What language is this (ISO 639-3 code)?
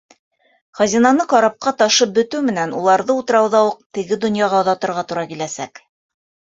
bak